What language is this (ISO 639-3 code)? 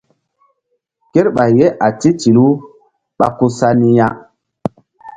mdd